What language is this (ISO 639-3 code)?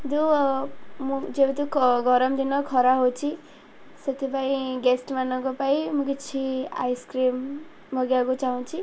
ori